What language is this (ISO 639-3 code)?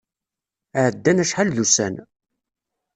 kab